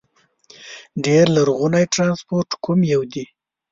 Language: Pashto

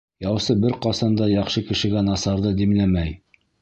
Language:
Bashkir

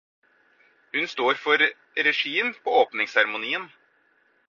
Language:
Norwegian Bokmål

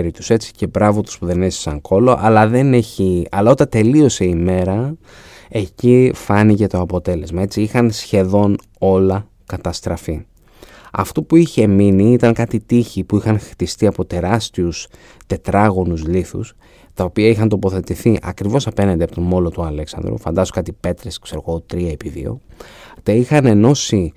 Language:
Greek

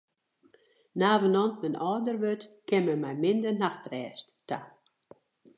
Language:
Western Frisian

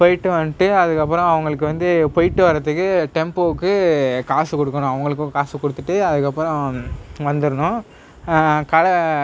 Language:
Tamil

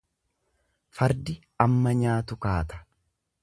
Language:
Oromo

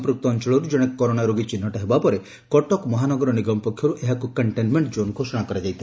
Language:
Odia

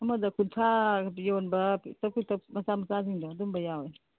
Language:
Manipuri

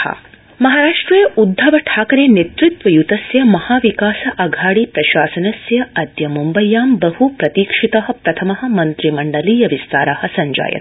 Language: Sanskrit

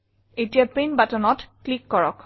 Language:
Assamese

